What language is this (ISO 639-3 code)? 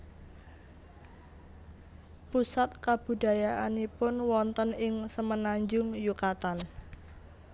jav